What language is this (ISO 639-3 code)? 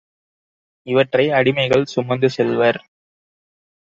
tam